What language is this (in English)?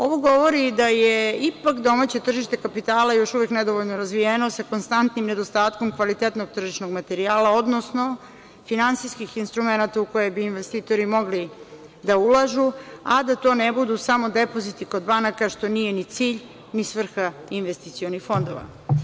Serbian